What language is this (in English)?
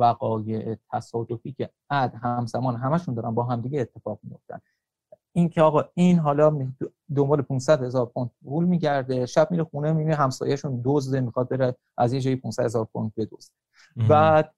Persian